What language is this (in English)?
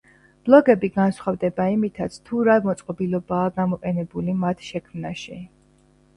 Georgian